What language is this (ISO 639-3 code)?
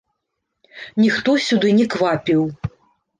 bel